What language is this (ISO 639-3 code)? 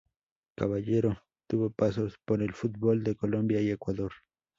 spa